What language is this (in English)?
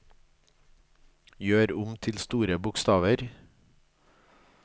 Norwegian